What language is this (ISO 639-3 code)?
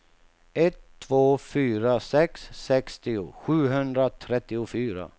swe